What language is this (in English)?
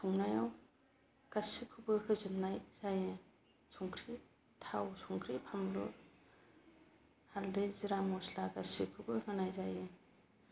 Bodo